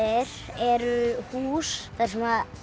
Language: Icelandic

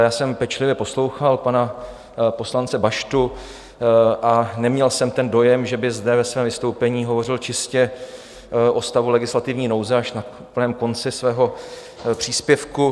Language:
Czech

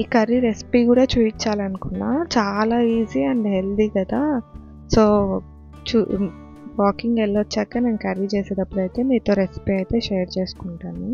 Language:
Telugu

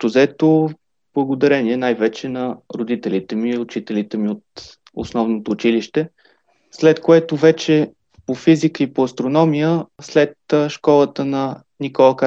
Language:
Bulgarian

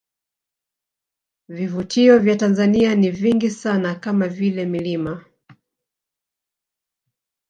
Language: Swahili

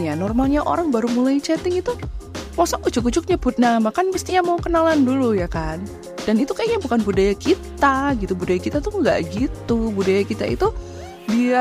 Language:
Indonesian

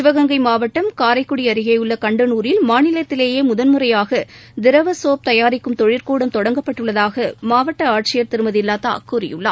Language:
Tamil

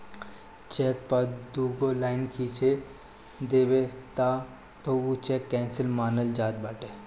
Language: Bhojpuri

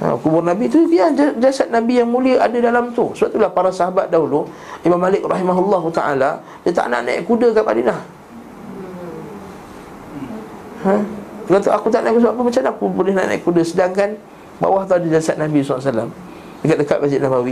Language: Malay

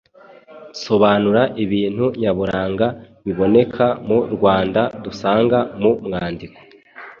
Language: Kinyarwanda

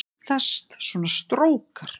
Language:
Icelandic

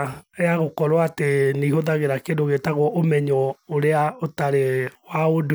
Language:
Kikuyu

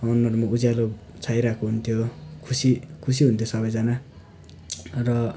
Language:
Nepali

